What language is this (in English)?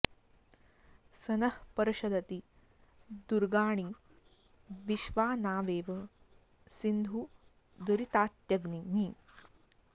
Sanskrit